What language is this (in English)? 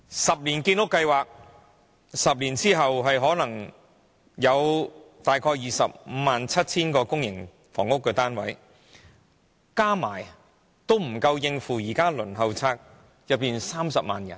Cantonese